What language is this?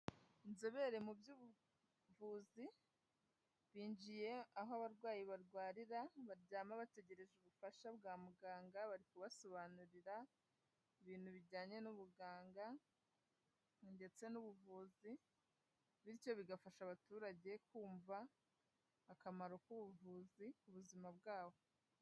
Kinyarwanda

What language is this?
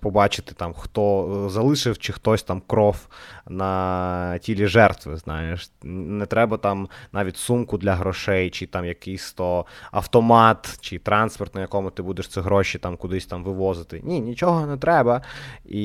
Ukrainian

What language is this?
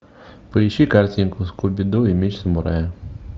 Russian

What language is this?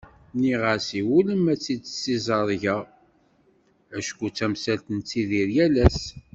Kabyle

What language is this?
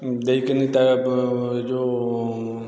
Odia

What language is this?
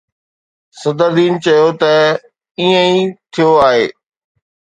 Sindhi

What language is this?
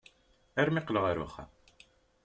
Kabyle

